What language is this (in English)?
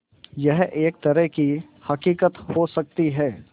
Hindi